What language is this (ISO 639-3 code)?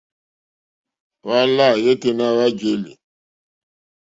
bri